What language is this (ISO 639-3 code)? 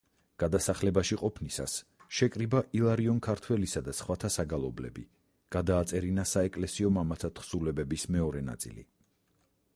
kat